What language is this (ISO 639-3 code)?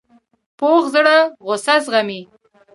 pus